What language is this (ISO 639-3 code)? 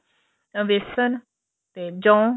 pan